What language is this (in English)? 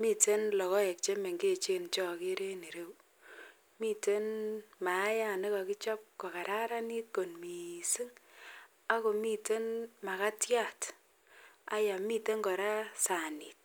Kalenjin